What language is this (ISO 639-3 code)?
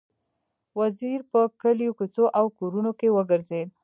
pus